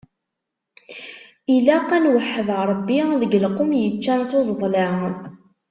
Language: Kabyle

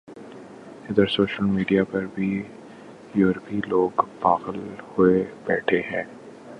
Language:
Urdu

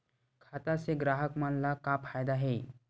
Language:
Chhattisgarhi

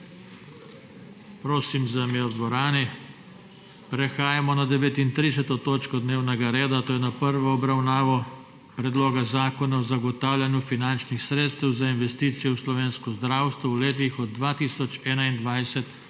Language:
Slovenian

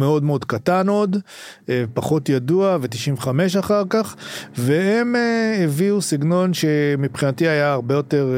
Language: Hebrew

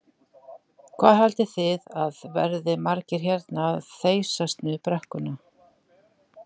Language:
Icelandic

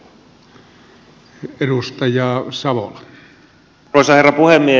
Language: Finnish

